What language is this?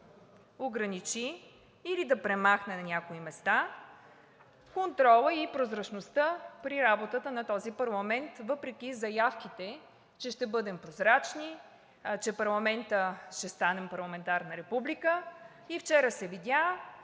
Bulgarian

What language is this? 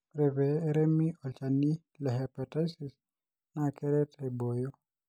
Masai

